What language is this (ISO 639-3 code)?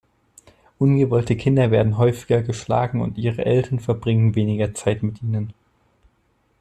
deu